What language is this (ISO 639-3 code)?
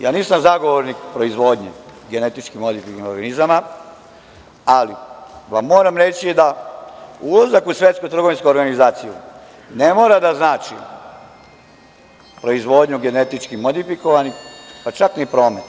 srp